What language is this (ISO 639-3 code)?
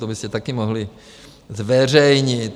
ces